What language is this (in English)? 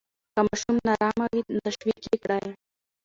Pashto